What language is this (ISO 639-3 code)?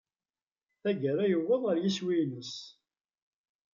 kab